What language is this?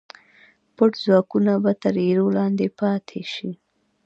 Pashto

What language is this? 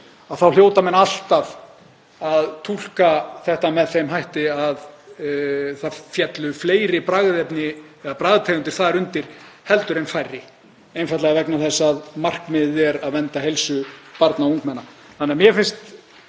Icelandic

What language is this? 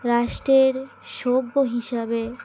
Bangla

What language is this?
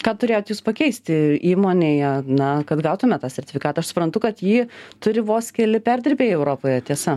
Lithuanian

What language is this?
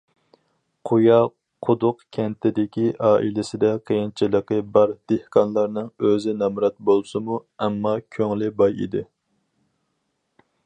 Uyghur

